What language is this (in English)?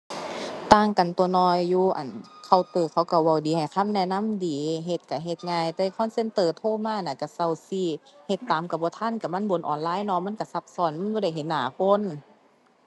Thai